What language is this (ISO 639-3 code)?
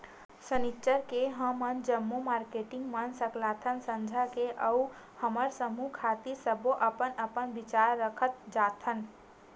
hne